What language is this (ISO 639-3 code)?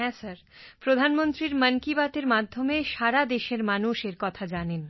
ben